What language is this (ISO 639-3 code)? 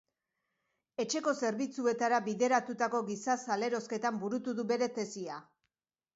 eus